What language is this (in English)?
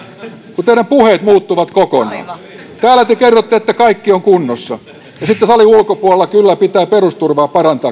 Finnish